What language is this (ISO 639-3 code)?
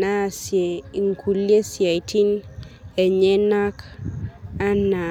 mas